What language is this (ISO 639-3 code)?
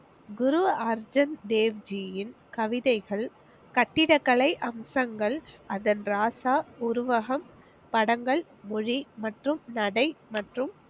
tam